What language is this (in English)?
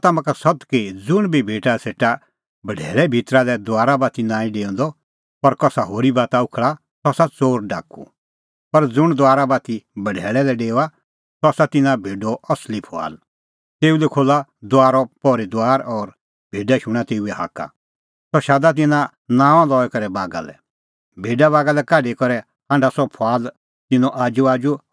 Kullu Pahari